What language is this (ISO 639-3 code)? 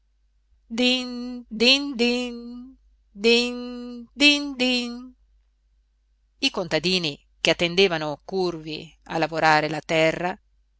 ita